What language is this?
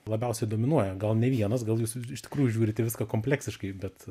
Lithuanian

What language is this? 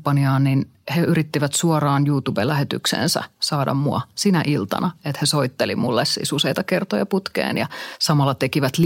Finnish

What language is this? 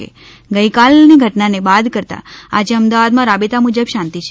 Gujarati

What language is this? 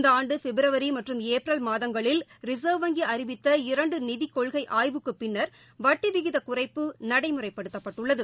Tamil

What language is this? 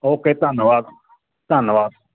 Punjabi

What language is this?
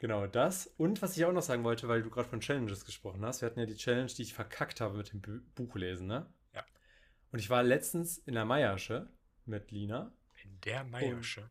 German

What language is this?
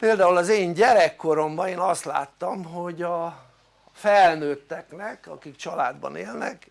Hungarian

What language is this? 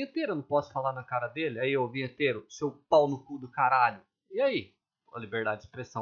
Portuguese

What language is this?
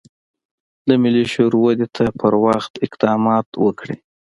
Pashto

